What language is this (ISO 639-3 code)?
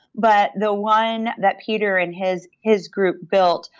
eng